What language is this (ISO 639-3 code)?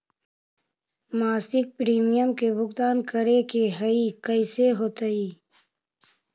mag